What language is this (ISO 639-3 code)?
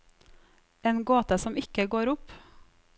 nor